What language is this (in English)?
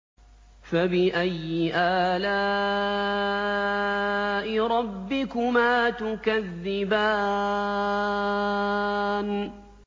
Arabic